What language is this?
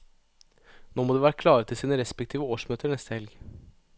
Norwegian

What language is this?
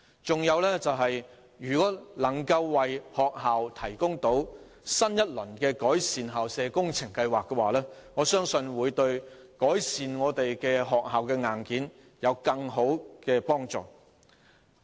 Cantonese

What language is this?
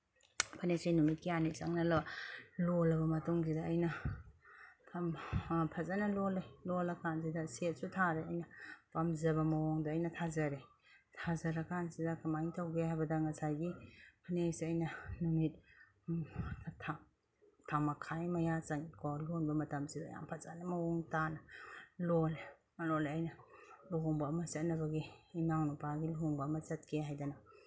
Manipuri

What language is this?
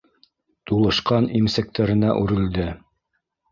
Bashkir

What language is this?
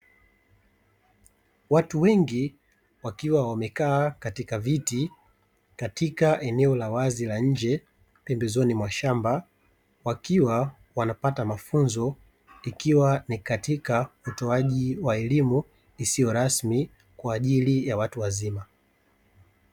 Swahili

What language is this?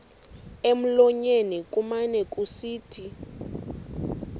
Xhosa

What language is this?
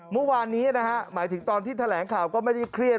Thai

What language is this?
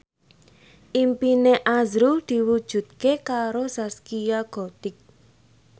Javanese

